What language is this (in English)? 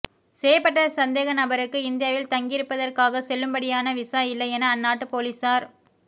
Tamil